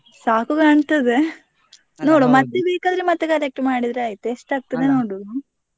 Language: Kannada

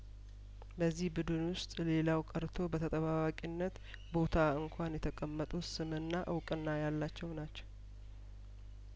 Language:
Amharic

